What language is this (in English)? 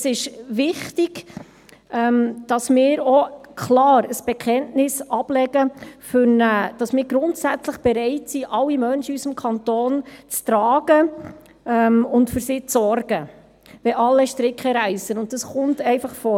Swiss German